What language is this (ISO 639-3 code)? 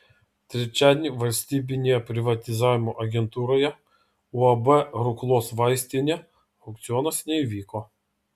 lit